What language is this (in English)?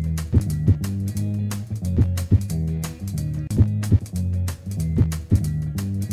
Portuguese